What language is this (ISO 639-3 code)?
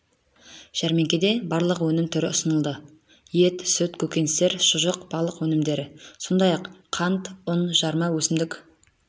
kaz